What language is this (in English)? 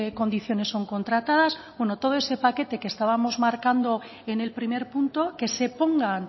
Spanish